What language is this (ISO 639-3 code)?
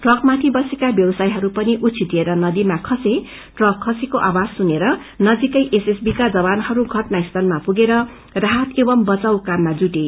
nep